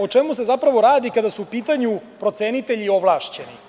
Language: Serbian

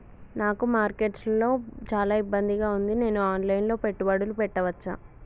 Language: Telugu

